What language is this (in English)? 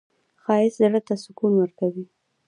Pashto